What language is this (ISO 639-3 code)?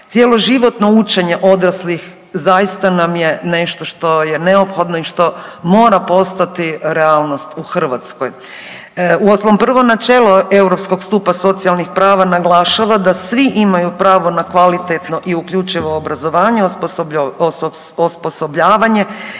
hrv